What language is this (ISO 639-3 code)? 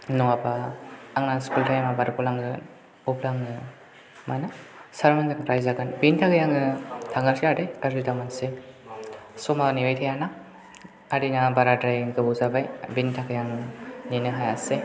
brx